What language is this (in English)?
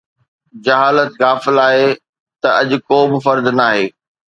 Sindhi